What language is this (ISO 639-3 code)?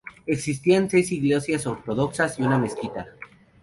spa